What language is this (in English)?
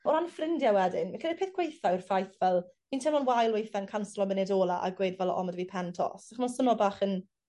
Welsh